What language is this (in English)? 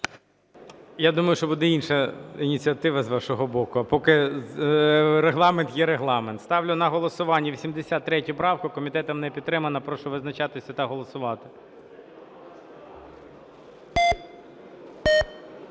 Ukrainian